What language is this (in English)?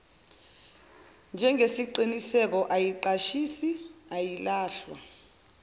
Zulu